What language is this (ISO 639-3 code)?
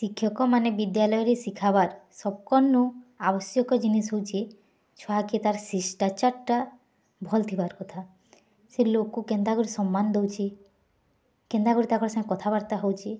ori